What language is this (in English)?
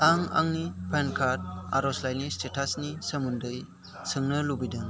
Bodo